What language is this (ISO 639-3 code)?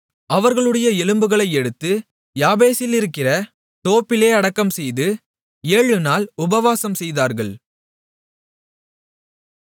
tam